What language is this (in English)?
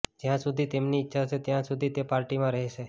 Gujarati